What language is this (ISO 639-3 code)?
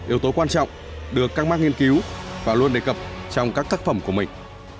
vie